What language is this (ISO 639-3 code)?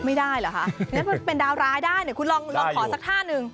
tha